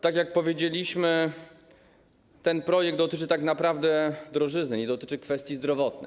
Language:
Polish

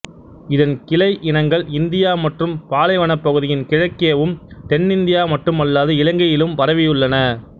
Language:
Tamil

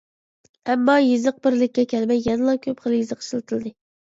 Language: Uyghur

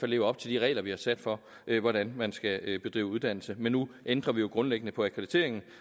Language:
Danish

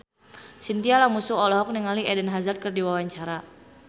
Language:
Sundanese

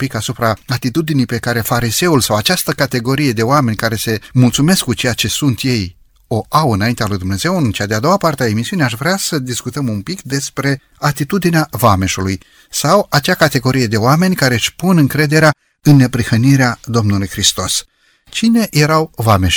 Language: Romanian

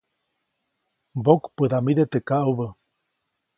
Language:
Copainalá Zoque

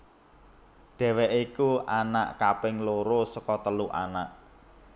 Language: Javanese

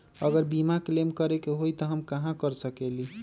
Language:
Magahi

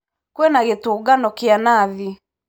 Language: Kikuyu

